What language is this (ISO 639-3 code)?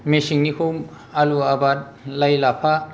brx